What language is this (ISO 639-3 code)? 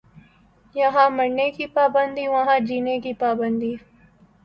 urd